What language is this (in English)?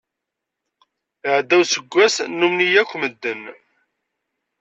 Kabyle